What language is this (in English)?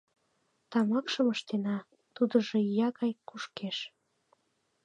Mari